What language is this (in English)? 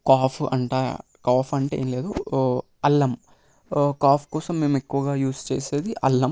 Telugu